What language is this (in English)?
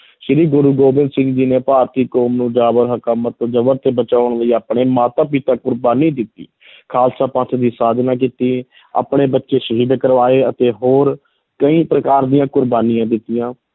Punjabi